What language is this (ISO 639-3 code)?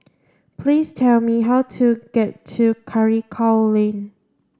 eng